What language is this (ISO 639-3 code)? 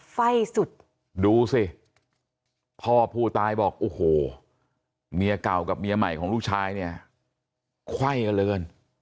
tha